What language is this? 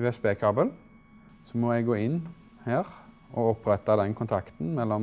Norwegian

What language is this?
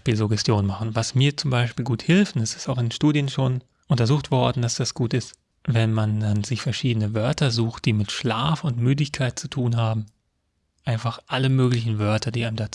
German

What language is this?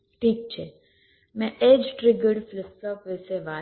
Gujarati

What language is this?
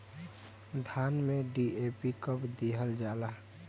Bhojpuri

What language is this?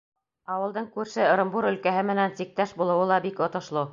Bashkir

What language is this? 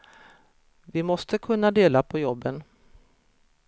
Swedish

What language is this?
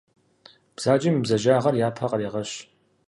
Kabardian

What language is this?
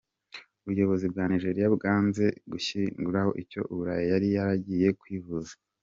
Kinyarwanda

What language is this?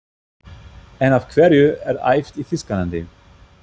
Icelandic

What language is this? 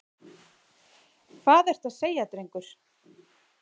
Icelandic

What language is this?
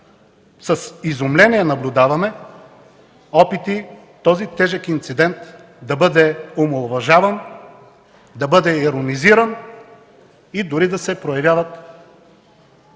Bulgarian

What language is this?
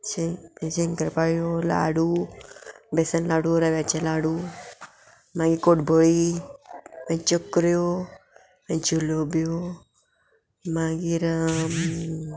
Konkani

